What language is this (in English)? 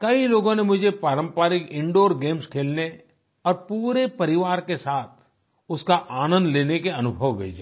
Hindi